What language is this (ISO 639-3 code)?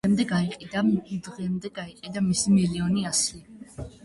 kat